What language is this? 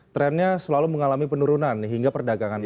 Indonesian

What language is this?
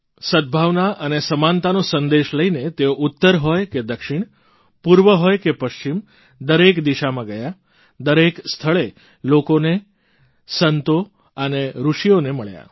Gujarati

